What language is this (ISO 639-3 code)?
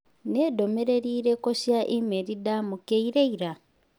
kik